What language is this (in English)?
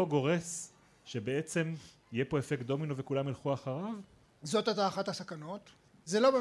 Hebrew